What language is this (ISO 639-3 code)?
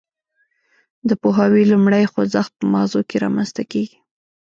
pus